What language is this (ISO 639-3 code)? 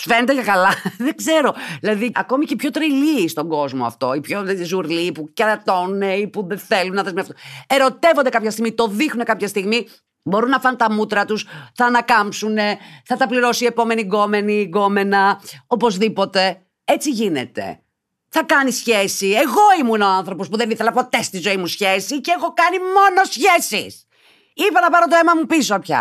ell